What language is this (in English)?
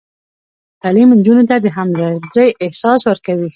Pashto